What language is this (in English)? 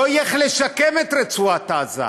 Hebrew